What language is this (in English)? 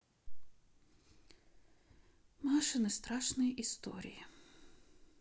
Russian